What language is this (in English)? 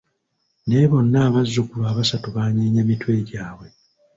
Ganda